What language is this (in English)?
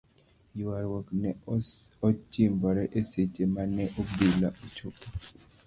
Luo (Kenya and Tanzania)